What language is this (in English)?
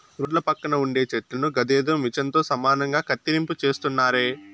Telugu